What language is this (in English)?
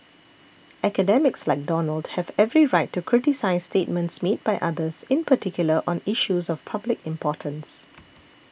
English